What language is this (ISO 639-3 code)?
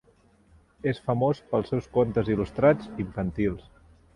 cat